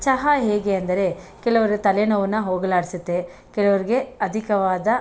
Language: Kannada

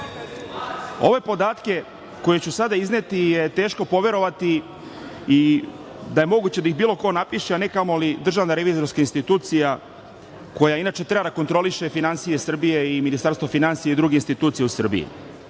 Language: Serbian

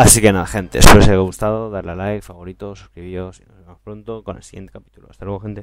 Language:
Spanish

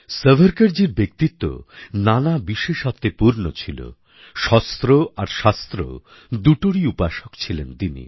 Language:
Bangla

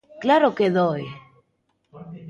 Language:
Galician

